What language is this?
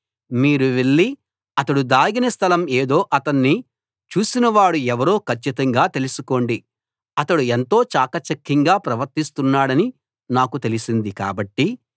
Telugu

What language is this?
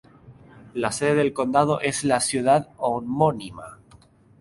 Spanish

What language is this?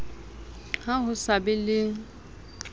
Southern Sotho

